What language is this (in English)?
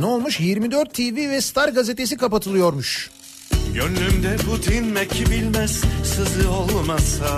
Turkish